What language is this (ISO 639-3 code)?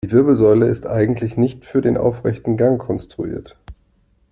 deu